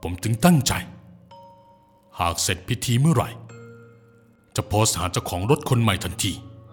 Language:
Thai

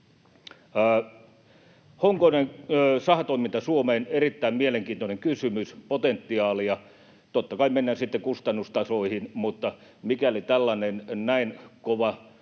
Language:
Finnish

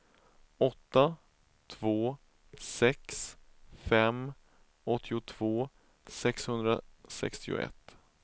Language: Swedish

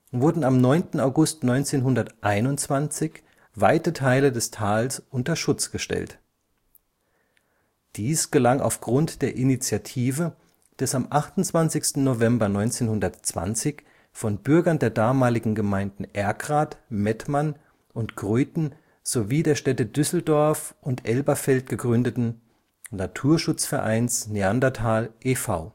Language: German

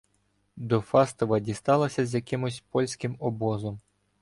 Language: Ukrainian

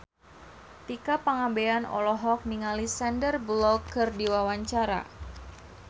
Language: Sundanese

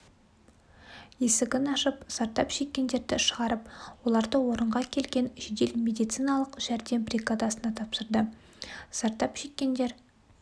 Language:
Kazakh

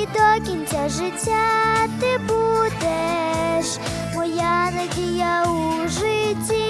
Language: Ukrainian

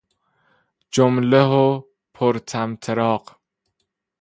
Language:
Persian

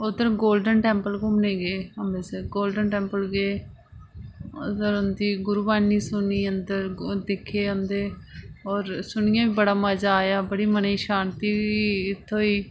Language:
Dogri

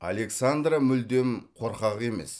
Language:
Kazakh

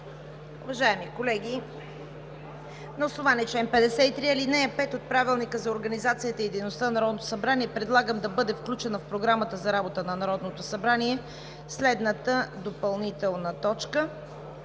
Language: Bulgarian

